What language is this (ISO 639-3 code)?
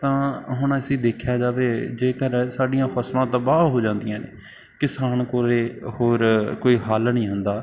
pan